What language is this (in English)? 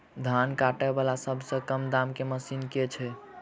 Maithili